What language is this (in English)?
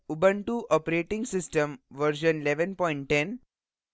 Hindi